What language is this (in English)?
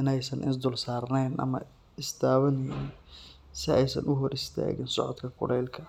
Somali